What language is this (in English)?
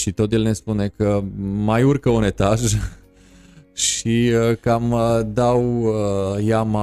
Romanian